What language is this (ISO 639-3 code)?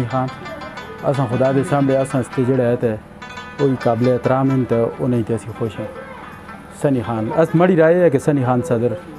hin